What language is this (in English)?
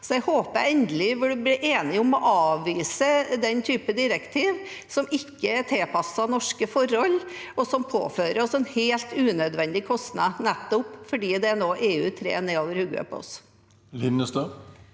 Norwegian